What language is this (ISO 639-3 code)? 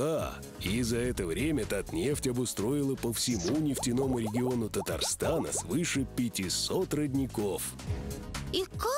rus